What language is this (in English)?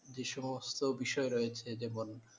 Bangla